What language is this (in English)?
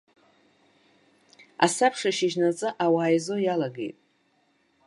Abkhazian